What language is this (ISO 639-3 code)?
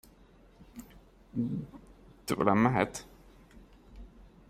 hun